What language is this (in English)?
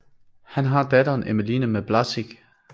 Danish